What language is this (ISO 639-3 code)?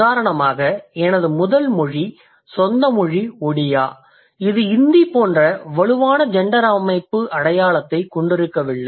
tam